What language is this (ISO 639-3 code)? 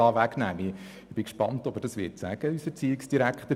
gsw